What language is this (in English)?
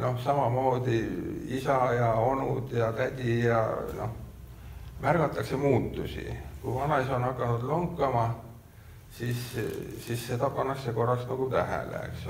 Finnish